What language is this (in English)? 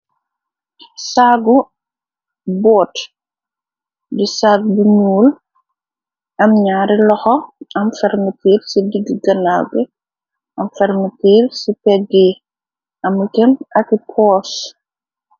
Wolof